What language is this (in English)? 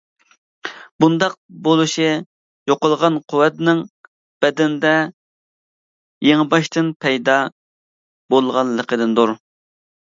Uyghur